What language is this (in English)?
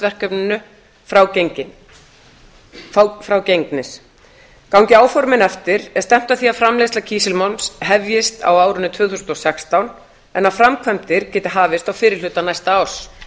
Icelandic